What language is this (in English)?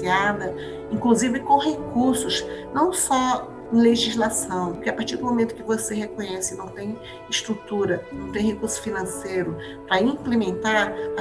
Portuguese